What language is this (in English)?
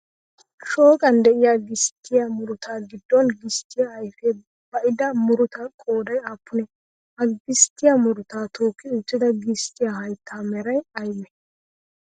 Wolaytta